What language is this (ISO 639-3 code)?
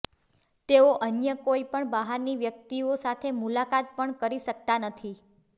guj